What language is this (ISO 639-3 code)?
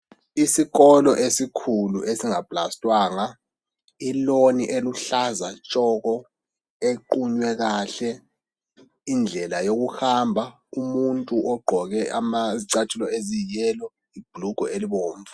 nde